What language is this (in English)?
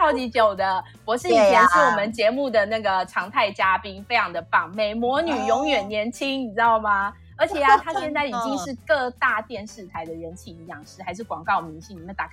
Chinese